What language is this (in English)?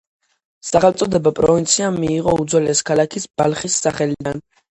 Georgian